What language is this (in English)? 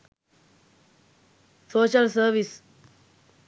Sinhala